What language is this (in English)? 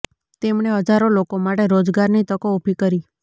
Gujarati